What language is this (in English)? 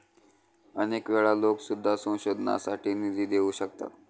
Marathi